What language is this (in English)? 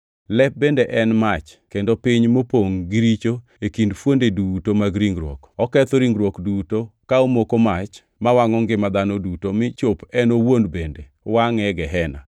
Luo (Kenya and Tanzania)